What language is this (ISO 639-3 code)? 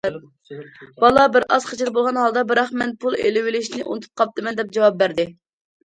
uig